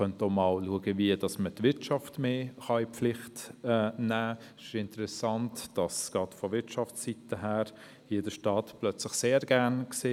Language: Swiss German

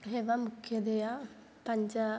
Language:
Sanskrit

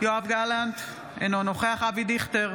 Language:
Hebrew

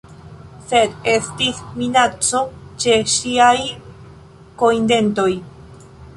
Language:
Esperanto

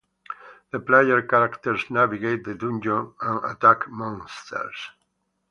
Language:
English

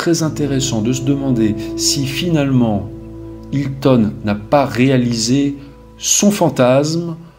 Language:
French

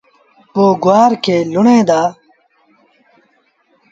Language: Sindhi Bhil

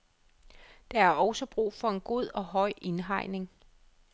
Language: Danish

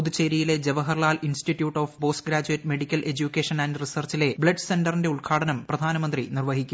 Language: Malayalam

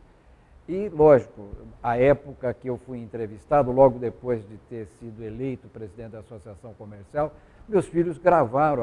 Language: Portuguese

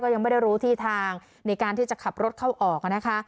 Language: Thai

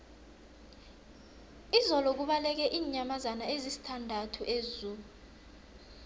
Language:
South Ndebele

